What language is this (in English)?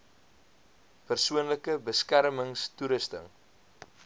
Afrikaans